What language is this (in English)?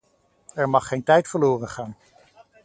Dutch